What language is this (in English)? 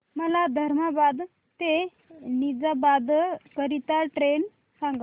Marathi